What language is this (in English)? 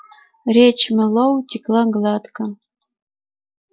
Russian